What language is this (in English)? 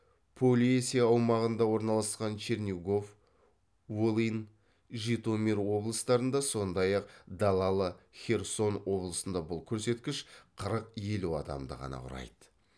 Kazakh